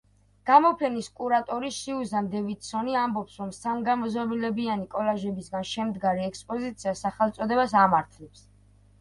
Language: Georgian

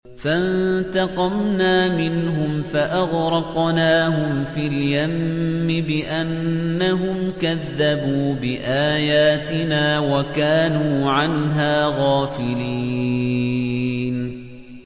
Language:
Arabic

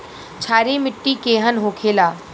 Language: Bhojpuri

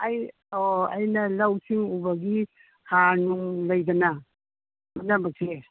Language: Manipuri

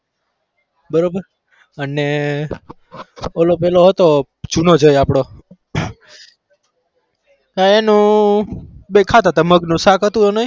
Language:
Gujarati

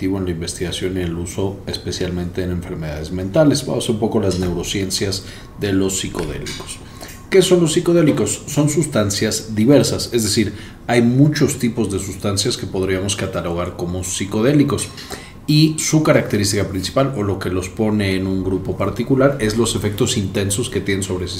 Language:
Spanish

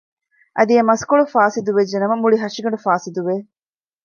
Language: Divehi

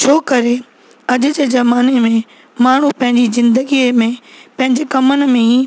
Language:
Sindhi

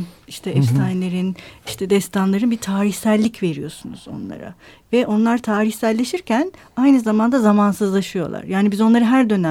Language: Turkish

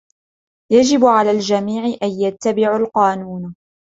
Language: Arabic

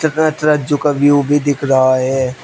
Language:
Hindi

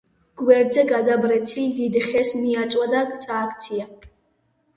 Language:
Georgian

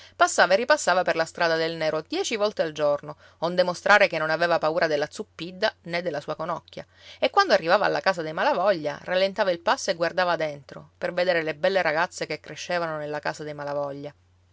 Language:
Italian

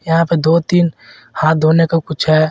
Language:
Hindi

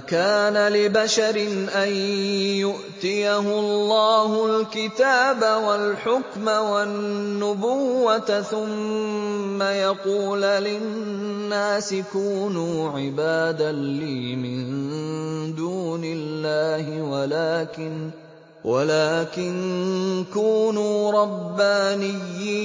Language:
Arabic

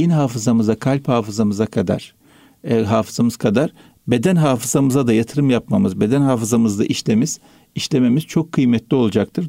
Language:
Turkish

